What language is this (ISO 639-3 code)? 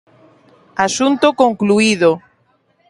glg